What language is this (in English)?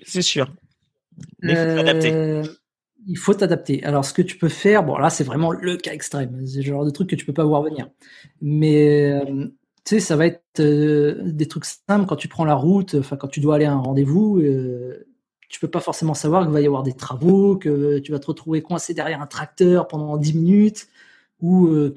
French